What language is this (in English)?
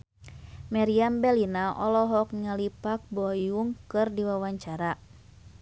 Sundanese